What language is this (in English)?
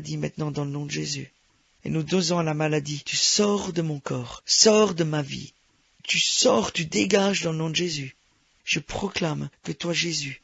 French